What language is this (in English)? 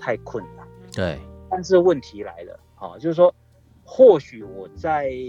Chinese